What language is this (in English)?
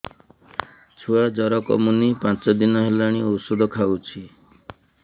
Odia